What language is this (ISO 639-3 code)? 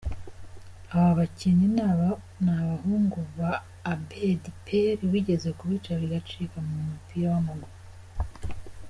kin